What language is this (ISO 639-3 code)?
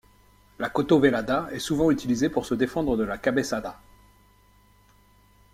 fra